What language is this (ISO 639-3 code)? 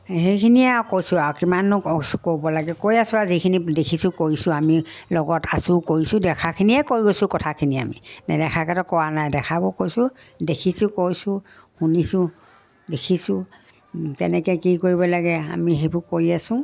asm